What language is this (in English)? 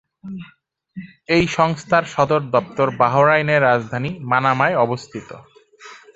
Bangla